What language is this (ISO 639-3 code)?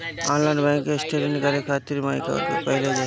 bho